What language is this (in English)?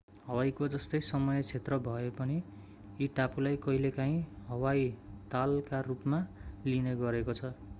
Nepali